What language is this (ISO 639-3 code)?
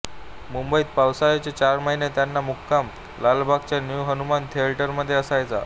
mar